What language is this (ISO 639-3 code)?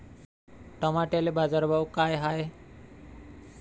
mar